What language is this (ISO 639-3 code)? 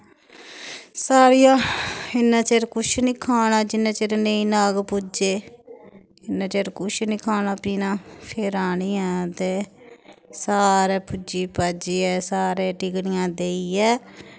doi